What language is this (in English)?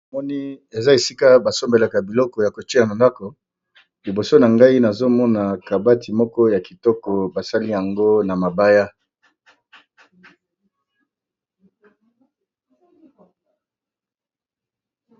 Lingala